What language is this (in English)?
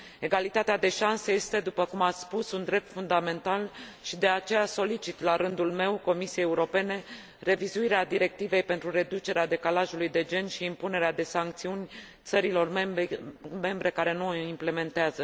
Romanian